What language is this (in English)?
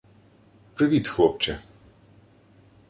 Ukrainian